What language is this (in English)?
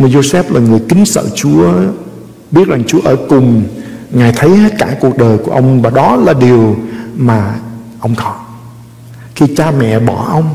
Vietnamese